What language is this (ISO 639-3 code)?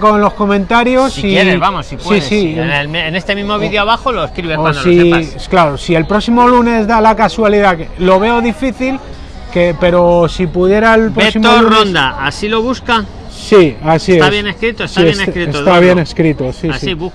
spa